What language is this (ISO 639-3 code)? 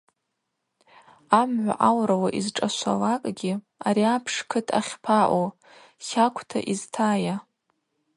abq